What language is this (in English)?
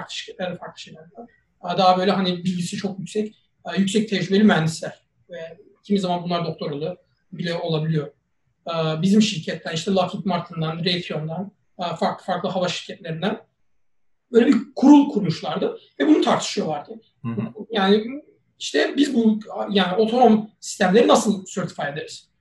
Turkish